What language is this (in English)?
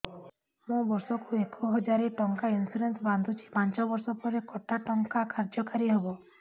Odia